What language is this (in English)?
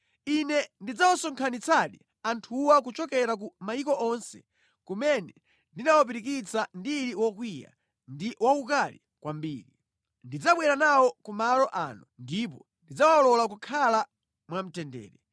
Nyanja